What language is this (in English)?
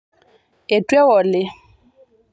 Masai